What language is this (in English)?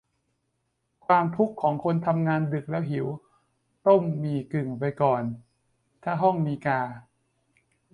Thai